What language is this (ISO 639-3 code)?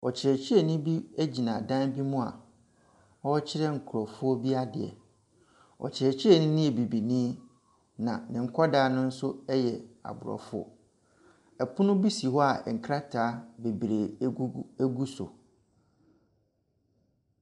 aka